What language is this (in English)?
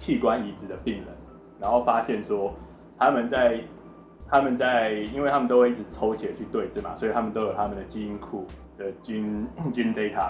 Chinese